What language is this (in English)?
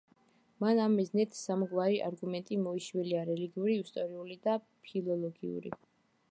Georgian